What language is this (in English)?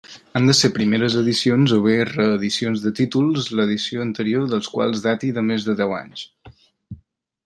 Catalan